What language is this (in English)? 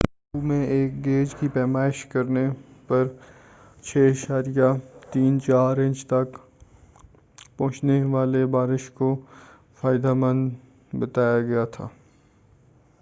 Urdu